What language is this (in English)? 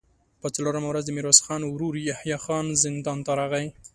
Pashto